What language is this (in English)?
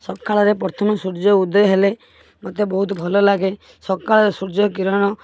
Odia